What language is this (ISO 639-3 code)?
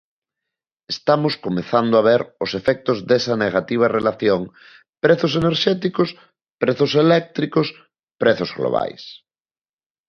glg